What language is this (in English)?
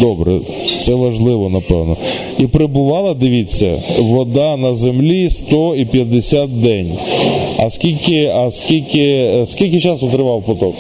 Ukrainian